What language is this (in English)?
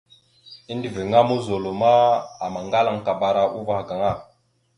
Mada (Cameroon)